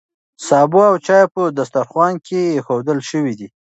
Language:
Pashto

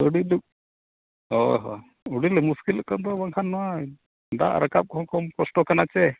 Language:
Santali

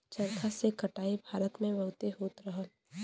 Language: Bhojpuri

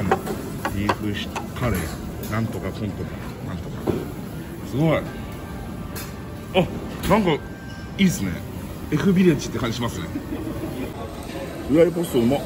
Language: Japanese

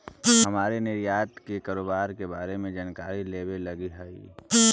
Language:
Magahi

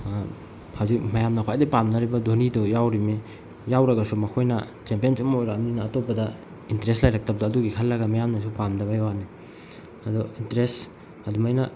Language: Manipuri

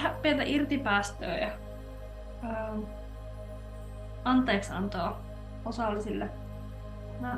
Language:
Finnish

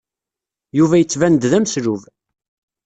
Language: Kabyle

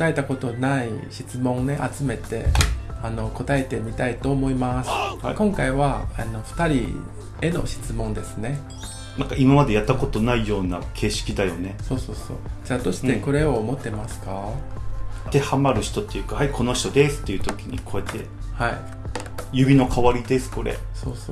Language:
Japanese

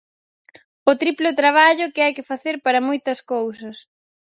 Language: Galician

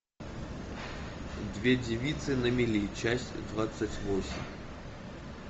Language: Russian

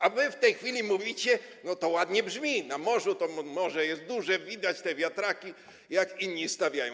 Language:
Polish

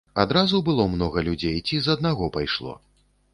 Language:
Belarusian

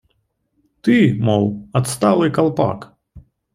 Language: Russian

